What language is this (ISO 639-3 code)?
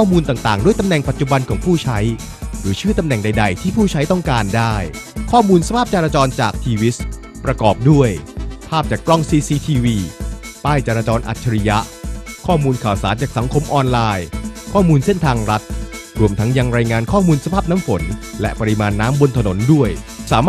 tha